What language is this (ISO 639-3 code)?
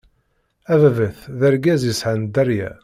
kab